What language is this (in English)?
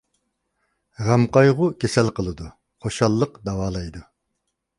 Uyghur